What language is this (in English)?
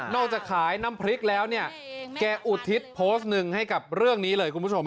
Thai